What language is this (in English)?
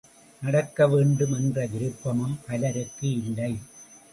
Tamil